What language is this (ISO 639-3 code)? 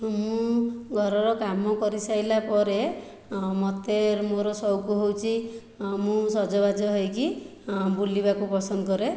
ori